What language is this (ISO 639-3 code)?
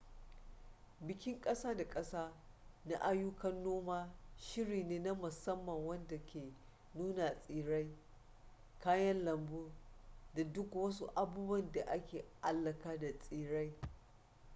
hau